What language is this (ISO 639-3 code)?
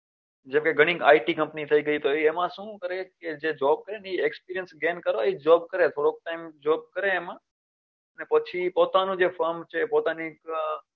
guj